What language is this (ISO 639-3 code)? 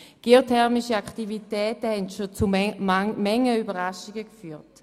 gsw